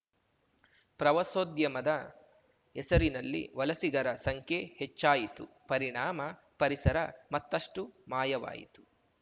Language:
Kannada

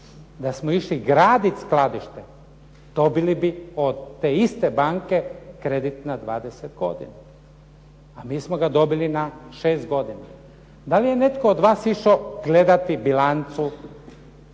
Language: Croatian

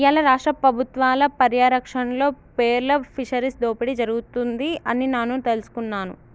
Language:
Telugu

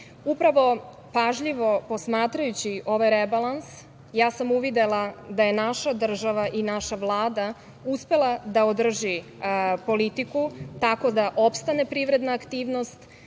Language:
Serbian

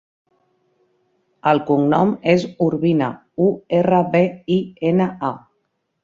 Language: Catalan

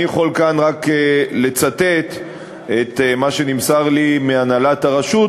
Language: Hebrew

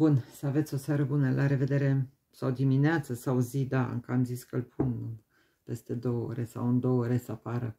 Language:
Romanian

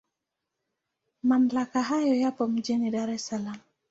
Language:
Swahili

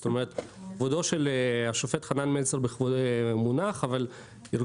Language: Hebrew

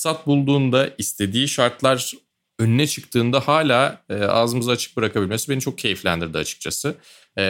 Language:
Turkish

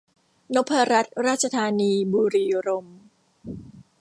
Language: Thai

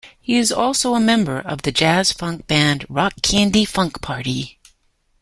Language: English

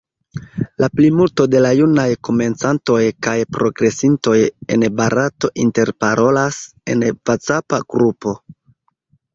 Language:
Esperanto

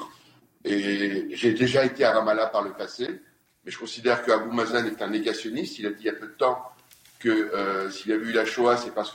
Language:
French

